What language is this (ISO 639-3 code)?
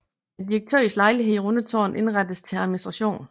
dan